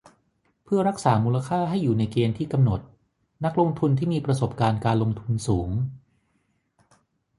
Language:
Thai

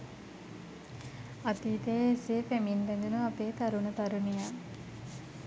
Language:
Sinhala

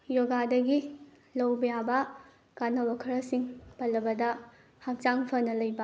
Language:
Manipuri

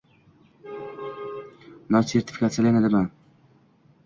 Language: Uzbek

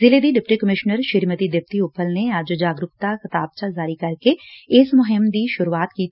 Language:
Punjabi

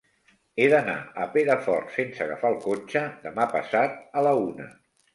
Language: Catalan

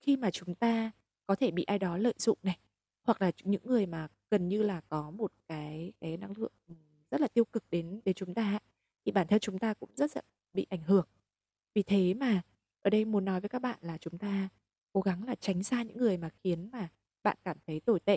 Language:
Vietnamese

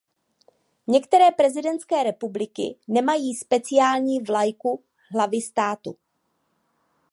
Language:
Czech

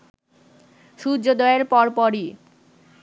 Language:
Bangla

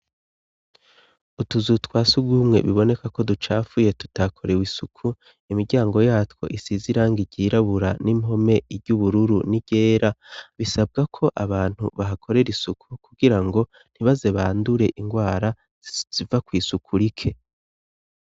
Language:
Rundi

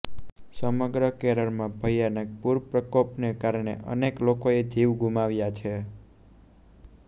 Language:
Gujarati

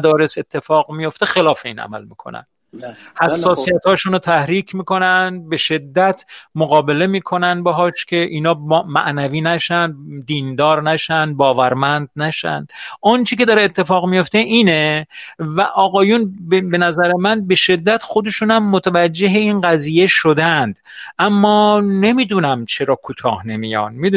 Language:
Persian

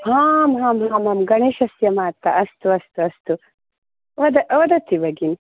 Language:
Sanskrit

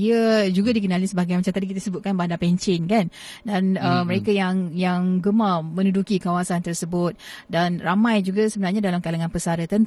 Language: Malay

